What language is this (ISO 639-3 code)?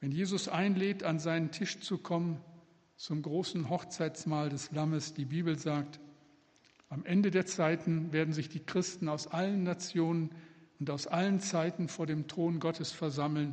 deu